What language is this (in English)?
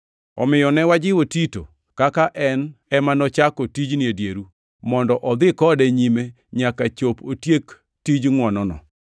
Luo (Kenya and Tanzania)